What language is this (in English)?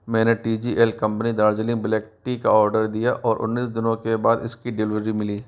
Hindi